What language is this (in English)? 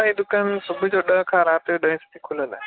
Sindhi